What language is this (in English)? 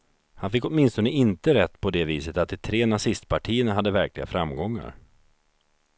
Swedish